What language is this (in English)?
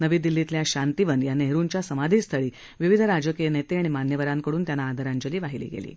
Marathi